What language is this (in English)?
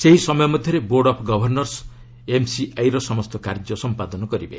Odia